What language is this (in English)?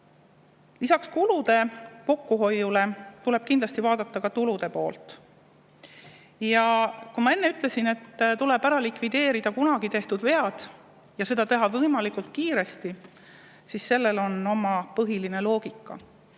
Estonian